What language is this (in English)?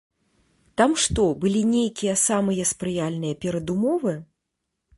Belarusian